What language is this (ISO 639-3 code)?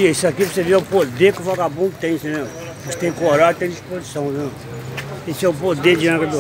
por